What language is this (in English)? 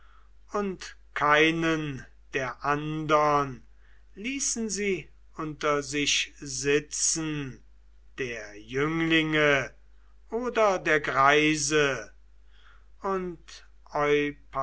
German